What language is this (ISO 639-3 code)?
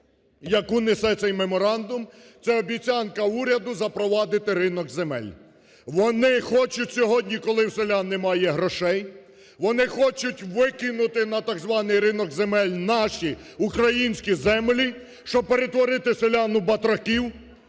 ukr